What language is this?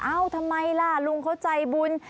Thai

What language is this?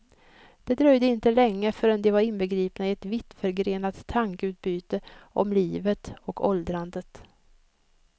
Swedish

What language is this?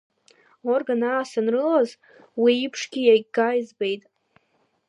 Abkhazian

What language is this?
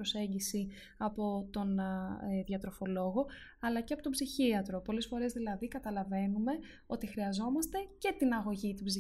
Greek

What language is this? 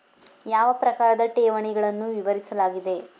Kannada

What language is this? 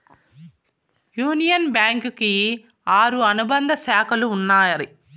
Telugu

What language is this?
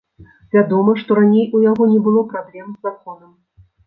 Belarusian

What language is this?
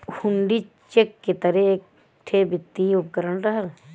Bhojpuri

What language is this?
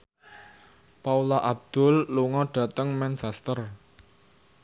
Javanese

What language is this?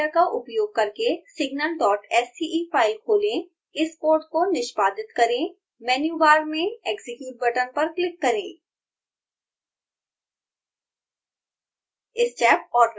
Hindi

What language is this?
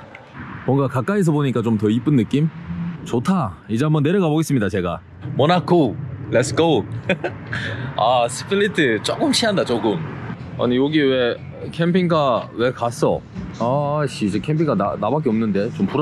Korean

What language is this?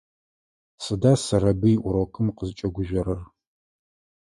Adyghe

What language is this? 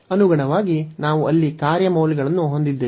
Kannada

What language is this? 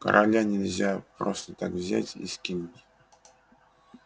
Russian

